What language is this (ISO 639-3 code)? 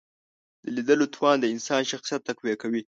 pus